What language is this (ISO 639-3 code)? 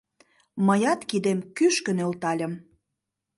chm